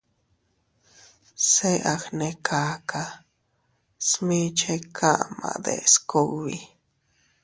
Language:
Teutila Cuicatec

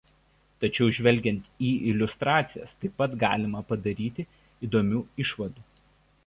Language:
Lithuanian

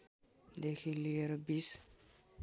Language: Nepali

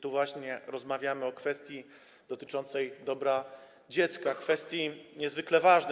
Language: Polish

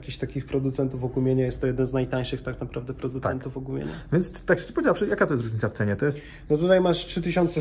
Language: Polish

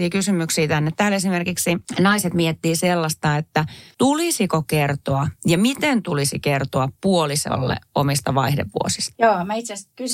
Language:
Finnish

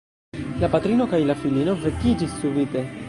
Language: Esperanto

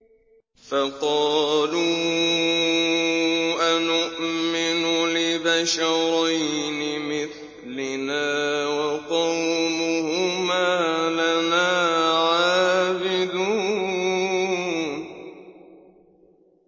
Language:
Arabic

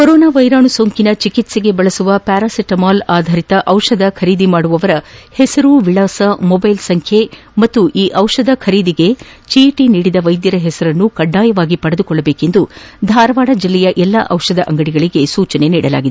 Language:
Kannada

